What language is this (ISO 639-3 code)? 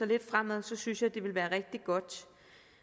dan